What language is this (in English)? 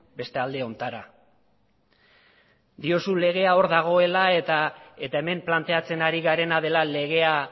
Basque